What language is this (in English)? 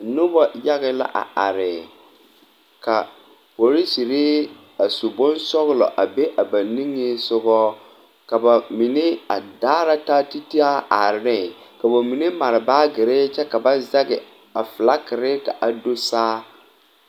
Southern Dagaare